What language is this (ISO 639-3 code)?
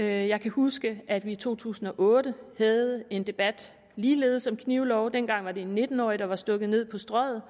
dan